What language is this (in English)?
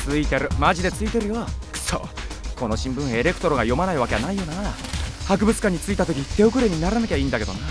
Japanese